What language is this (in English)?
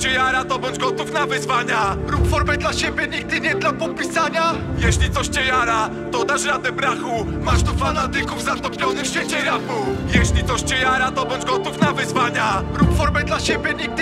Polish